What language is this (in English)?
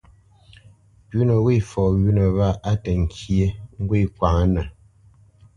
Bamenyam